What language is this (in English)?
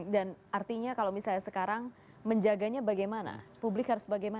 Indonesian